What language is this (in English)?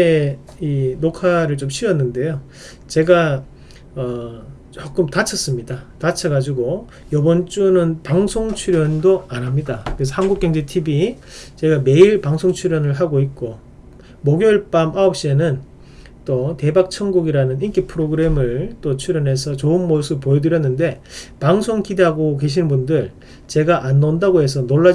Korean